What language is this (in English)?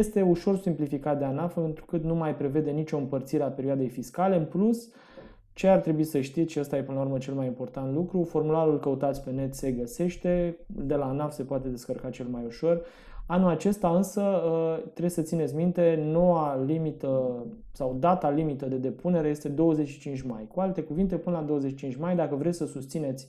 Romanian